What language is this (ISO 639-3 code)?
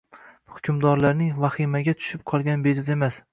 uzb